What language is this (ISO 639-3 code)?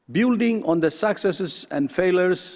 ind